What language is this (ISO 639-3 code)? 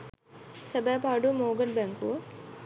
sin